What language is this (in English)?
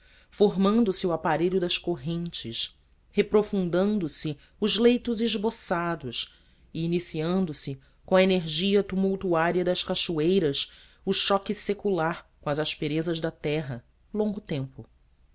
Portuguese